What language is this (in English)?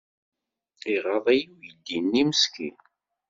Kabyle